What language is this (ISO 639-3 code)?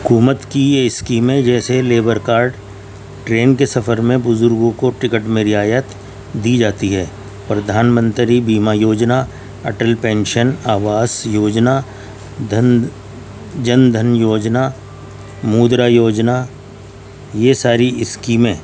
urd